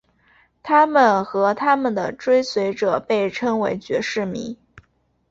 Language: Chinese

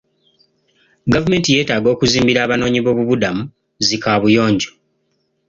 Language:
Ganda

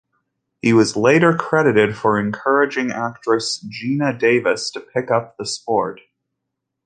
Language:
English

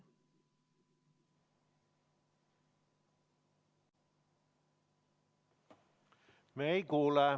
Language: Estonian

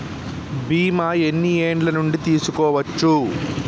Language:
Telugu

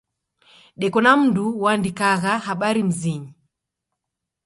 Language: Taita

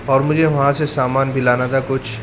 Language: Urdu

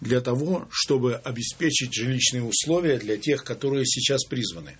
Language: Russian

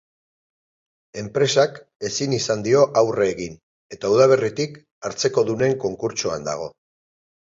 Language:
Basque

